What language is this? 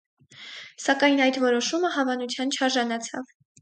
Armenian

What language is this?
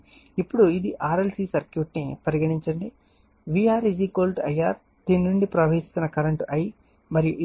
Telugu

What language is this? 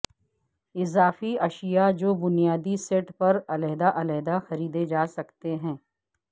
Urdu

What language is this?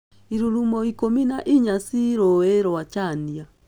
Kikuyu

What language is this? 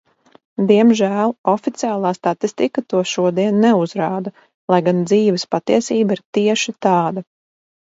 Latvian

